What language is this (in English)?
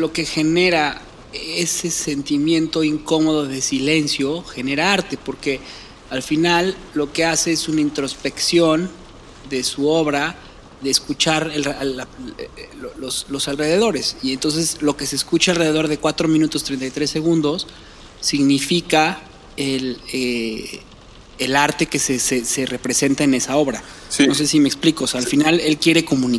Spanish